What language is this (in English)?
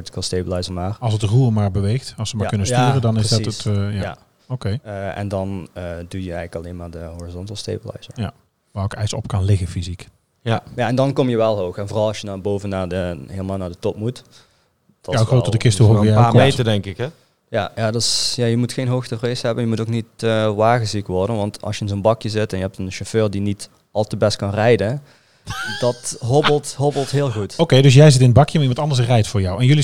Dutch